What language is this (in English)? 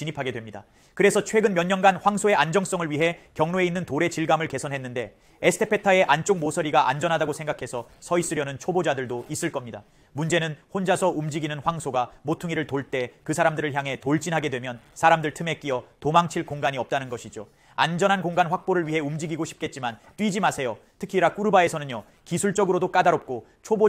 Korean